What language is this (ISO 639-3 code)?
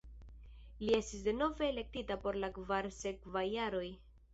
epo